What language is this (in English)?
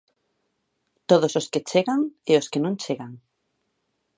Galician